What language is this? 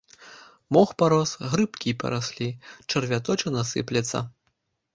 Belarusian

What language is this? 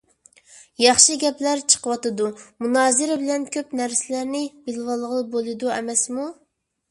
Uyghur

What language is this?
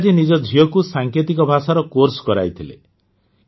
Odia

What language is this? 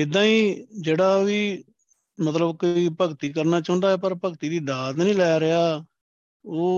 Punjabi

